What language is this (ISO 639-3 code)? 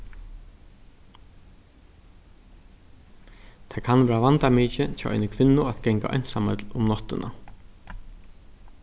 fao